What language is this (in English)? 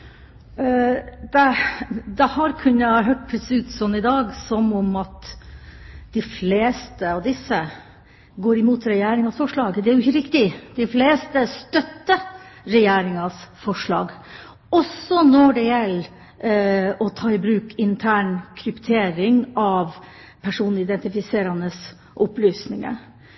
Norwegian Bokmål